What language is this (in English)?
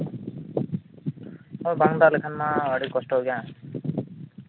Santali